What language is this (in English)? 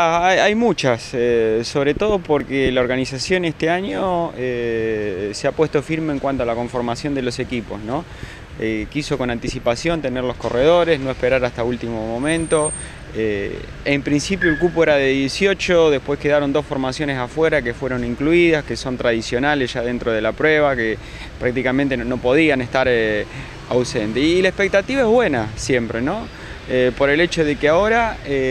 Spanish